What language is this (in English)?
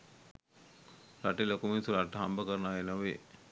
Sinhala